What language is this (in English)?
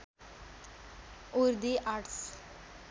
Nepali